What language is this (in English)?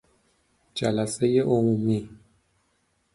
Persian